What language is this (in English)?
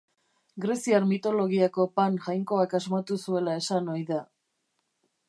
Basque